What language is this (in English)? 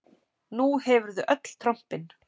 Icelandic